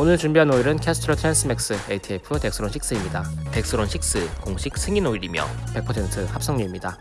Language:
Korean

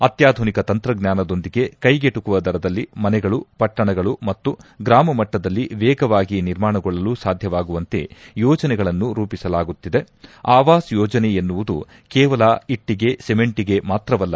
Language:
Kannada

